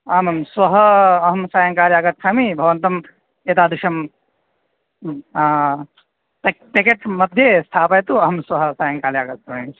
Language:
Sanskrit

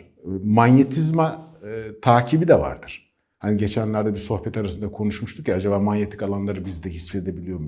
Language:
Turkish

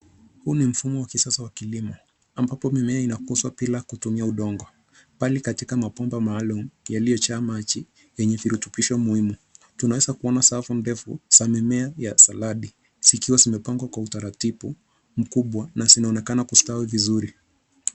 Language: Swahili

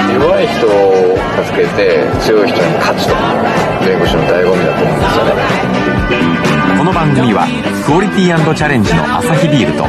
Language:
Japanese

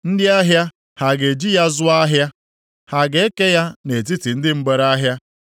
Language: Igbo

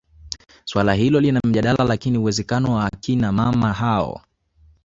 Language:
Swahili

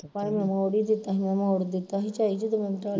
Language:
Punjabi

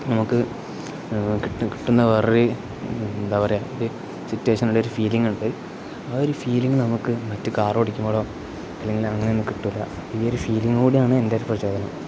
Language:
Malayalam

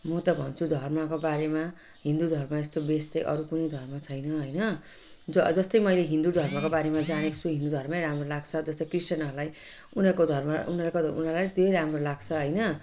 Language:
Nepali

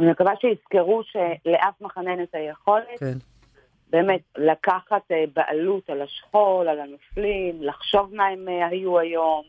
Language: Hebrew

